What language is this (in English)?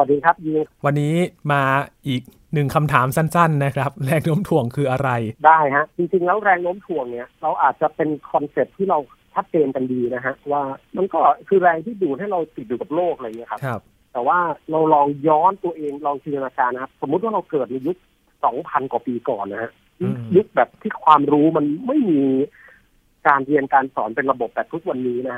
Thai